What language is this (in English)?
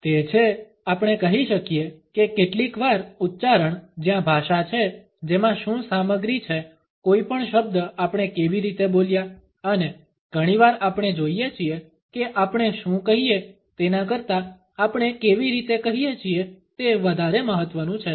Gujarati